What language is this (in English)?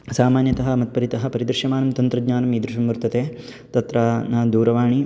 Sanskrit